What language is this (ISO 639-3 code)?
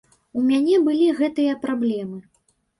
bel